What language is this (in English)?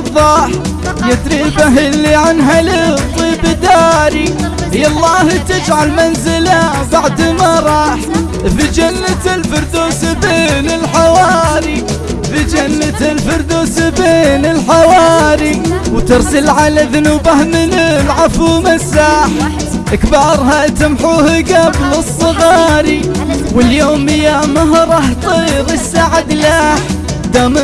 Arabic